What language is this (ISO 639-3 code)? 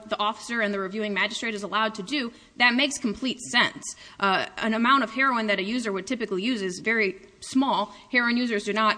eng